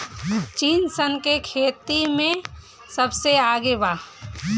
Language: Bhojpuri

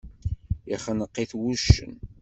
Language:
Kabyle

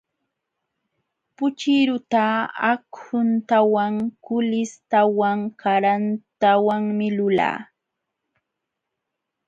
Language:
Jauja Wanca Quechua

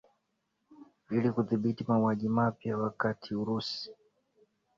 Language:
Swahili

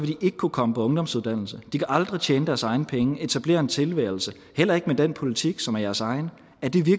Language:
Danish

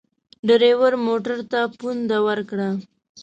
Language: Pashto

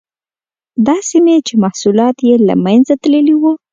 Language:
Pashto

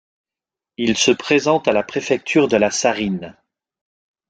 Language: French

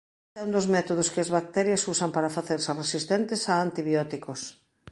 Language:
Galician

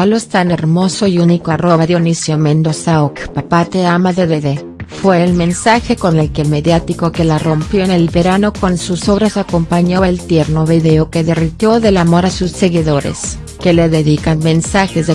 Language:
Spanish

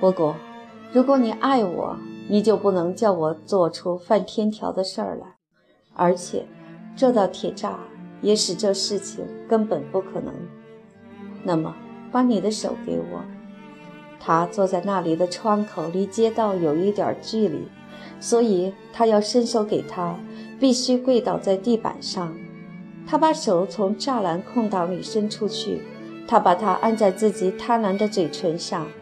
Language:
Chinese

